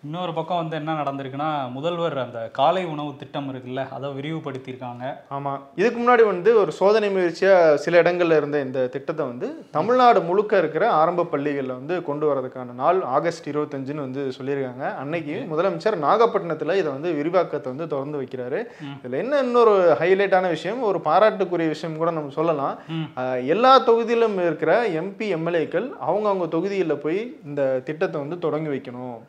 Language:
Tamil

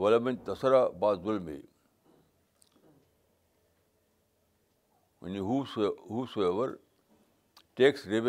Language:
Urdu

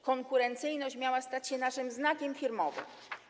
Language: Polish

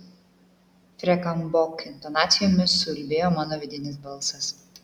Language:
Lithuanian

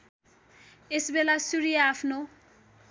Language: Nepali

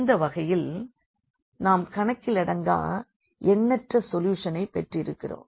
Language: Tamil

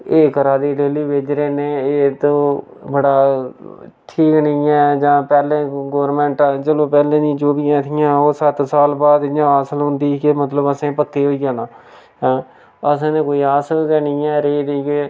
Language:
Dogri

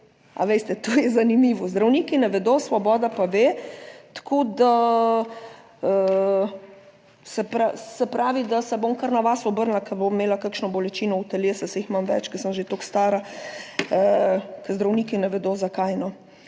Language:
Slovenian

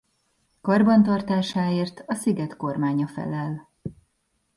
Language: Hungarian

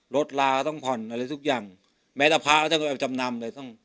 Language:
Thai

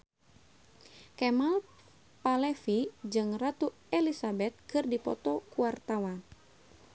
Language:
Sundanese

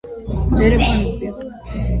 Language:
Georgian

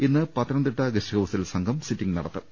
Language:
Malayalam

